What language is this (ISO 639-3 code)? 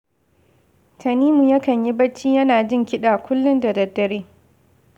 hau